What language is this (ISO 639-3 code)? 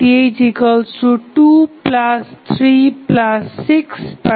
ben